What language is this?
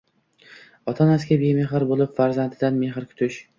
Uzbek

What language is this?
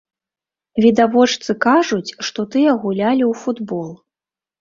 Belarusian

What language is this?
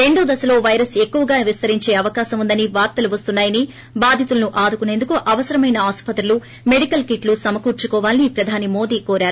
Telugu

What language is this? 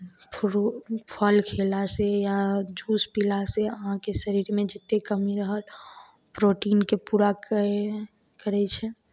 Maithili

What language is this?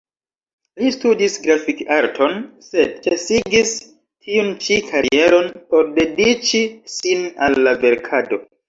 Esperanto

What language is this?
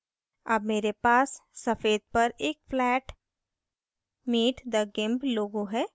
Hindi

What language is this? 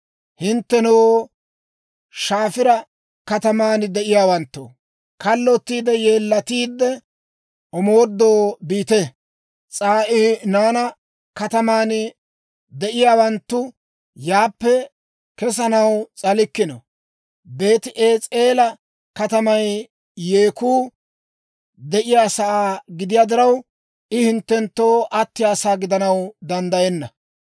Dawro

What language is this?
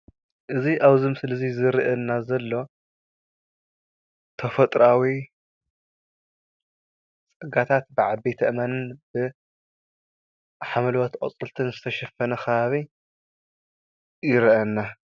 Tigrinya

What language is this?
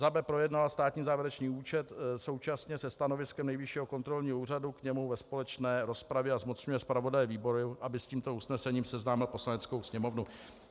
Czech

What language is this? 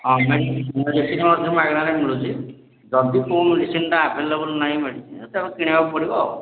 Odia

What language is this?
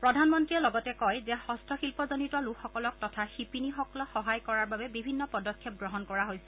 Assamese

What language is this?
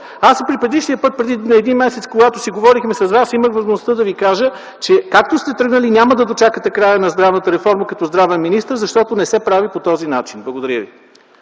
Bulgarian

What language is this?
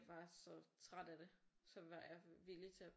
Danish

